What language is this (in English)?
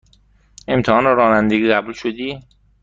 Persian